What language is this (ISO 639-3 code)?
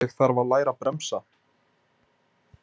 isl